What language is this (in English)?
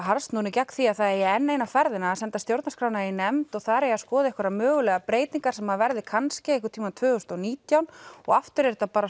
Icelandic